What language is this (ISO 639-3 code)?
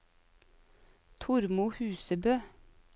nor